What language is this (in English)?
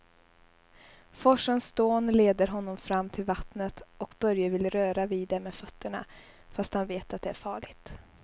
Swedish